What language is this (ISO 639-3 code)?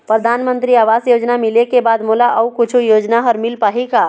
hne